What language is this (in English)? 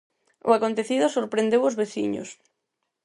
Galician